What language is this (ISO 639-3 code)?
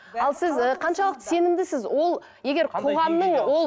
kaz